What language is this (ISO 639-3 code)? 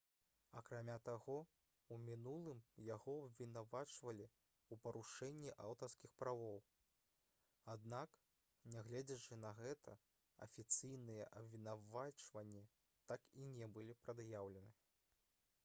bel